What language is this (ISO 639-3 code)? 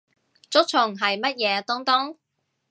yue